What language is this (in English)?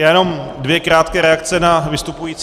Czech